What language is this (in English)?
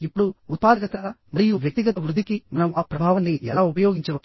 Telugu